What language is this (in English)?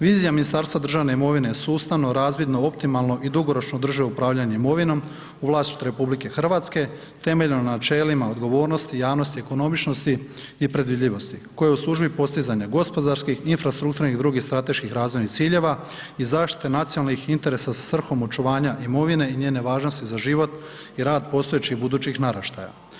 Croatian